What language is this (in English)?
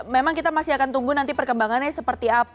Indonesian